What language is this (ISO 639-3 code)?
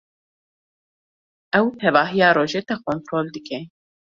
kur